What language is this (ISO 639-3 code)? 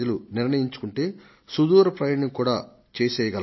tel